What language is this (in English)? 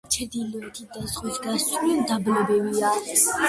Georgian